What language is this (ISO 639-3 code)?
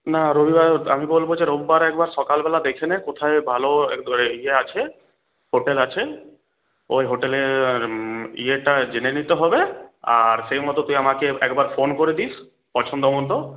ben